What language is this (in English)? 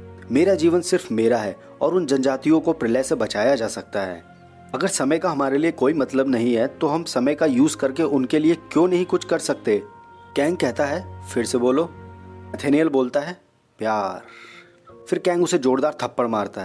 Hindi